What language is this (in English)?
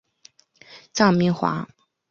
Chinese